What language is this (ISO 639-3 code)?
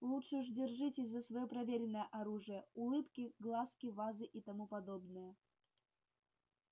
rus